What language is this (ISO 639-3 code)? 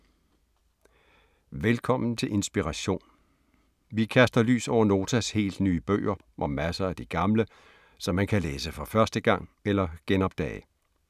dan